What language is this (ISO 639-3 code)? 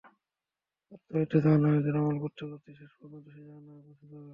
ben